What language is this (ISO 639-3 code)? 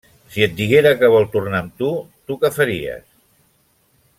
cat